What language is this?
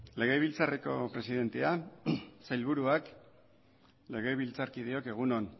Basque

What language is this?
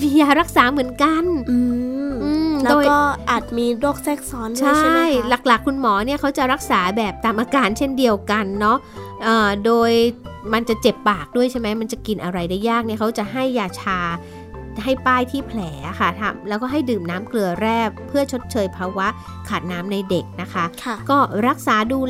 Thai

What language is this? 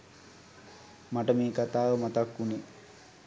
Sinhala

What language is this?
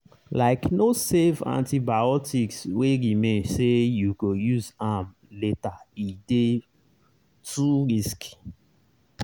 Nigerian Pidgin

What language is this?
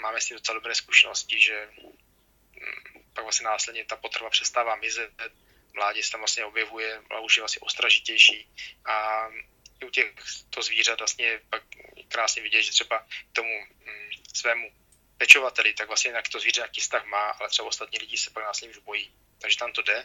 Czech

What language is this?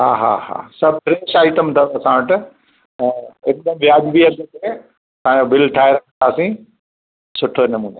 Sindhi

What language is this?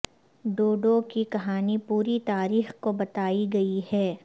Urdu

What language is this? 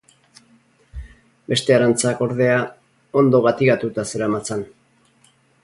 Basque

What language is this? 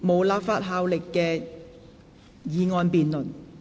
Cantonese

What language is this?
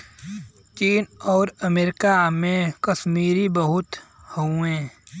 Bhojpuri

